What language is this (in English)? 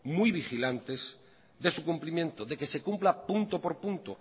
Spanish